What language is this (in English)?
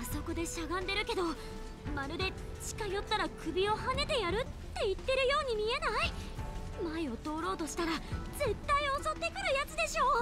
Japanese